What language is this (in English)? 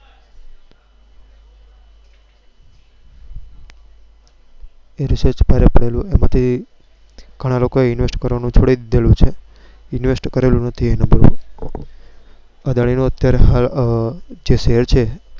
Gujarati